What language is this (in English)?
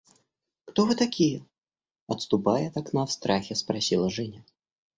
Russian